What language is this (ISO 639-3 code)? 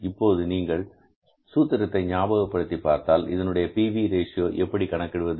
tam